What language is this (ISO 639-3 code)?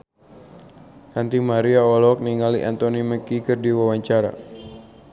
sun